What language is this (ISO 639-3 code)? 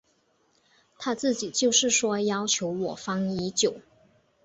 zho